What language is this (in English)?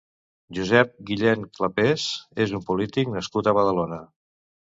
Catalan